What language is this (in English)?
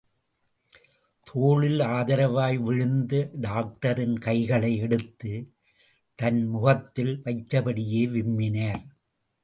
Tamil